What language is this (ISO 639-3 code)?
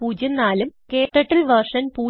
mal